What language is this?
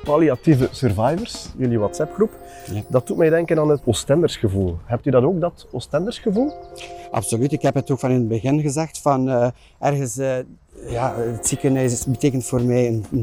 Dutch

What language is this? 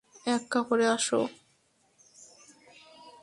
Bangla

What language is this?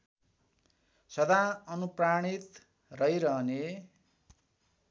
Nepali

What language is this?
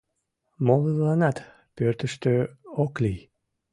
Mari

